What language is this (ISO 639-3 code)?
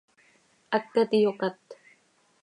sei